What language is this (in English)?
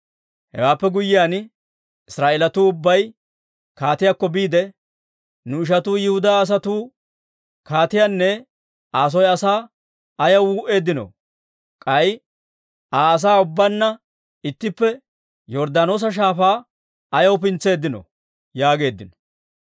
Dawro